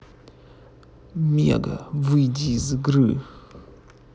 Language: Russian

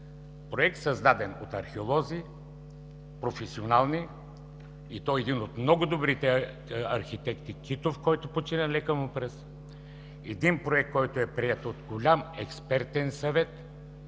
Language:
Bulgarian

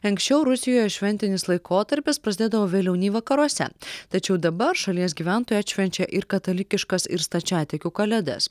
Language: Lithuanian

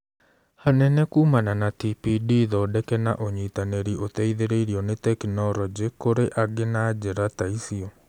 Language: Kikuyu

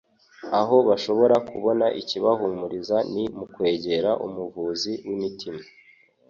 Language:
Kinyarwanda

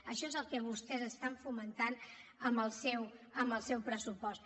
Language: Catalan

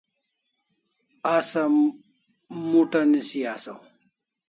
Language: Kalasha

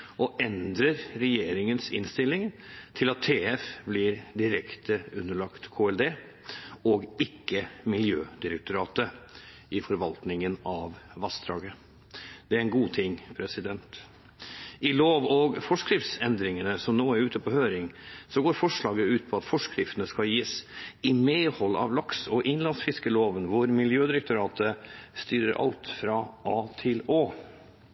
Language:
Norwegian Bokmål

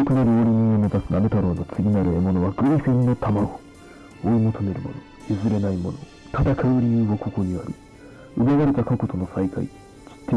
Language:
Japanese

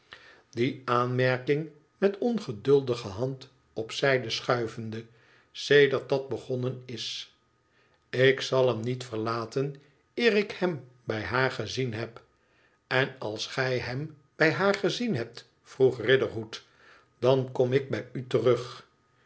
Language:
Dutch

